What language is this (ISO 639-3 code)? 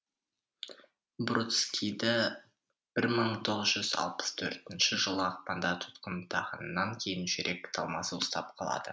kaz